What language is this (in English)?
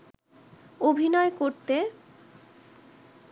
Bangla